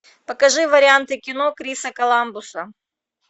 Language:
Russian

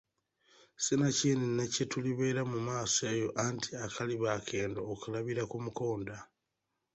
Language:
Ganda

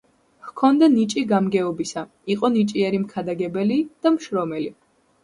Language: Georgian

